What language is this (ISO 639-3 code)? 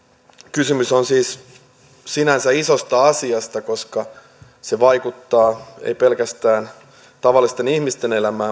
fin